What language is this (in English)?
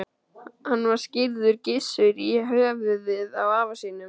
Icelandic